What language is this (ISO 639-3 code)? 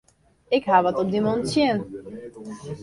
fry